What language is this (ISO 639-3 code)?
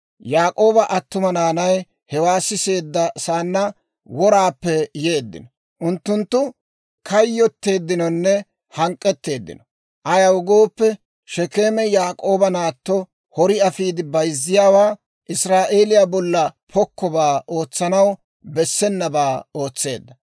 dwr